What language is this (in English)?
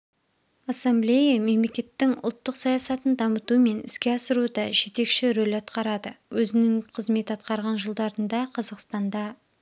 Kazakh